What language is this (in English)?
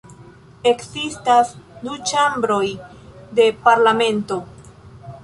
Esperanto